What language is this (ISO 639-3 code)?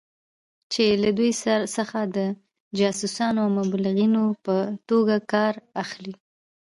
pus